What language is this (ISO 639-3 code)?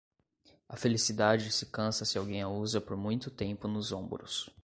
por